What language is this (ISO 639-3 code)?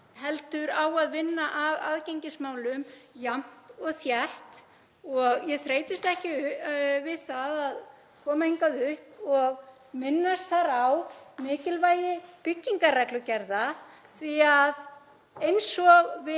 isl